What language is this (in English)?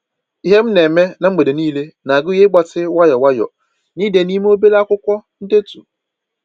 Igbo